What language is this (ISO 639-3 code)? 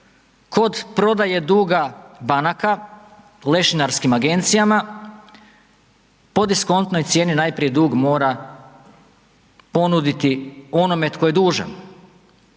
hrv